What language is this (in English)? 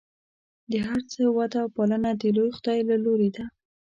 Pashto